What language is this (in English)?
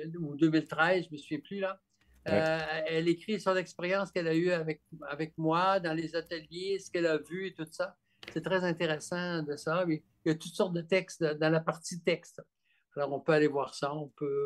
French